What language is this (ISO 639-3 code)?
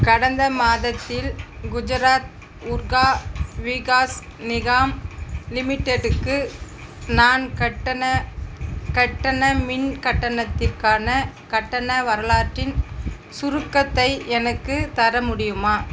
tam